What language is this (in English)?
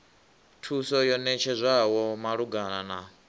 Venda